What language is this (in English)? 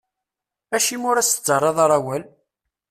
Kabyle